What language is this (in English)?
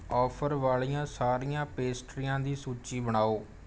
Punjabi